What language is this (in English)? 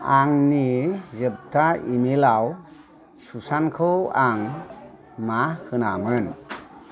Bodo